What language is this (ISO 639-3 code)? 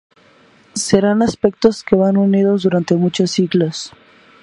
spa